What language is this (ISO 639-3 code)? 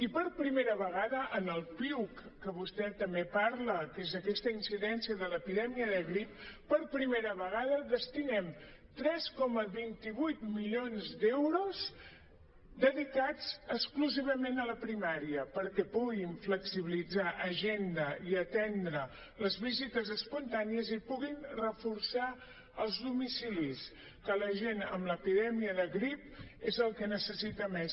cat